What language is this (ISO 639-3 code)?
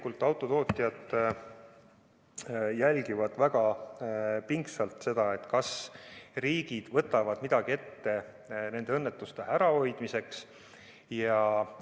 est